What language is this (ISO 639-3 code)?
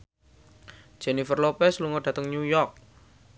jav